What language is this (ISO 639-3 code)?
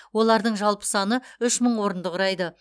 kaz